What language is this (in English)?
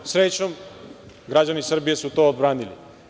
Serbian